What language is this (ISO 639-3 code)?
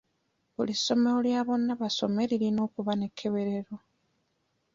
lug